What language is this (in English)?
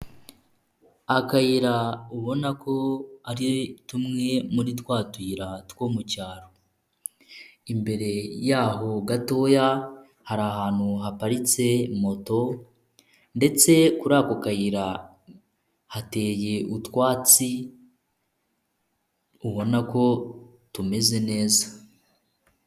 Kinyarwanda